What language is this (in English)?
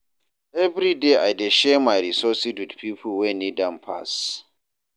Nigerian Pidgin